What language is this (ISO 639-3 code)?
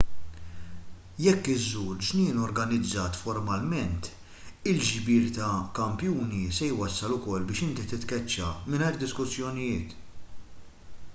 mlt